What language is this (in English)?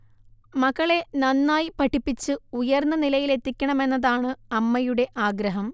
Malayalam